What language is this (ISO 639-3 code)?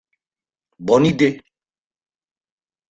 fra